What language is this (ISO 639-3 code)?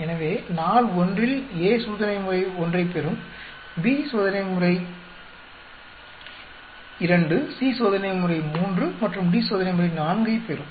tam